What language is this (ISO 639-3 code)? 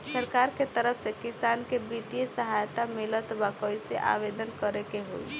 bho